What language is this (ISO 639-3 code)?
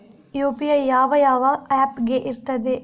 kan